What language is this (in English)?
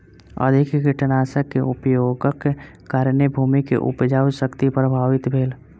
Maithili